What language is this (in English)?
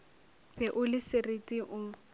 Northern Sotho